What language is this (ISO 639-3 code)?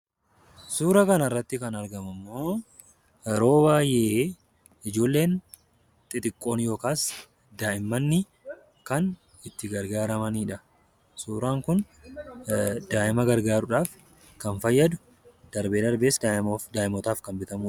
orm